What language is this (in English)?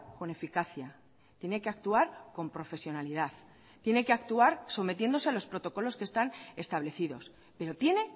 Spanish